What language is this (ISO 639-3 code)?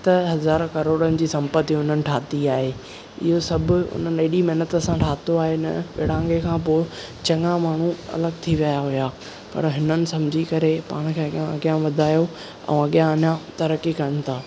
snd